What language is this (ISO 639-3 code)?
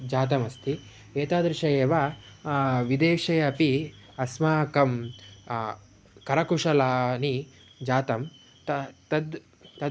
san